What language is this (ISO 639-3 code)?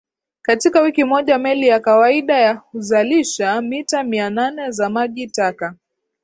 swa